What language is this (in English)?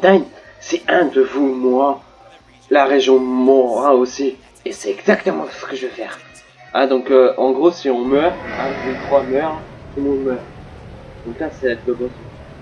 French